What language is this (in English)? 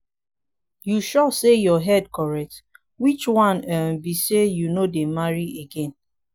Nigerian Pidgin